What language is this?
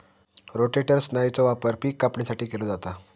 Marathi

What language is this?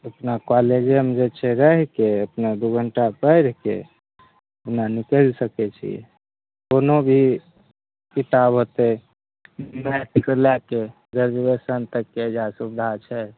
Maithili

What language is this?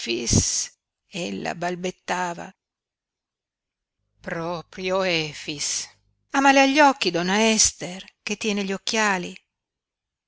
Italian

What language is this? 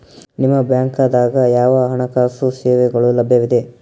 Kannada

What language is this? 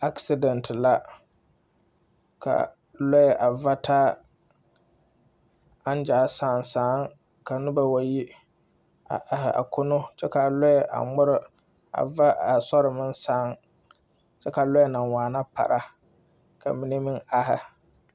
Southern Dagaare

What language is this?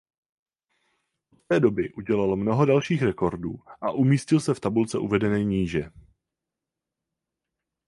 Czech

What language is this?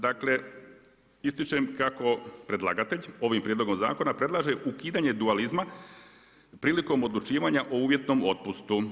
Croatian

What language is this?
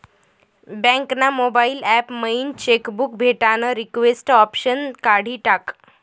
Marathi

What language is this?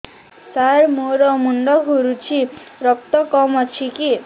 Odia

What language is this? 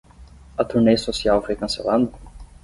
Portuguese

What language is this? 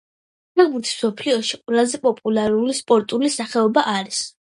Georgian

